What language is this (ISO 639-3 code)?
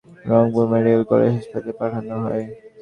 ben